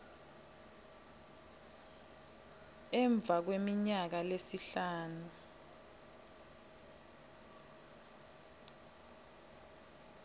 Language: Swati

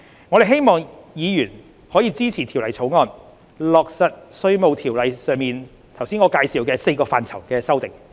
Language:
Cantonese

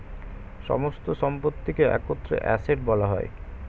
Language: Bangla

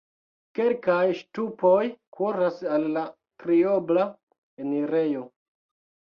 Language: Esperanto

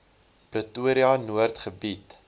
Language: Afrikaans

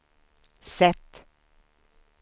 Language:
Swedish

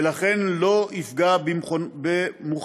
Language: Hebrew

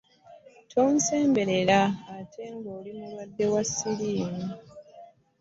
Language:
Ganda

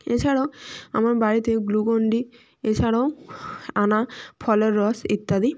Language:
Bangla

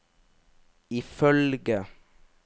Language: Norwegian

